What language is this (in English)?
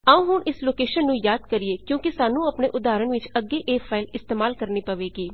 Punjabi